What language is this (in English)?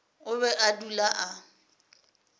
Northern Sotho